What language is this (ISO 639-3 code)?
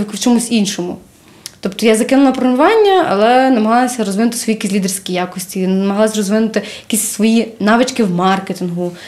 ukr